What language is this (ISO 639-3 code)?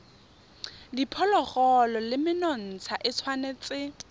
tsn